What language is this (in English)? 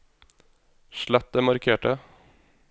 Norwegian